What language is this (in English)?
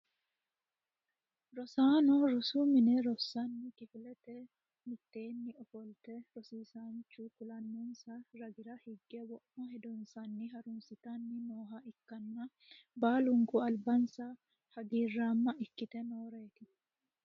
Sidamo